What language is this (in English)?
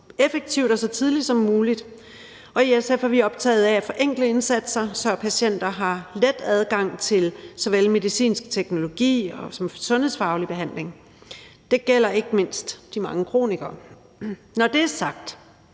Danish